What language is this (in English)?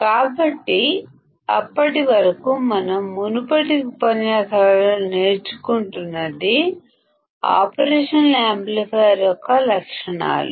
Telugu